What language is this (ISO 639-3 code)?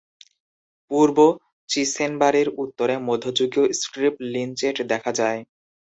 ben